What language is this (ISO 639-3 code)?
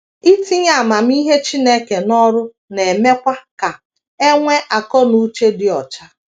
ibo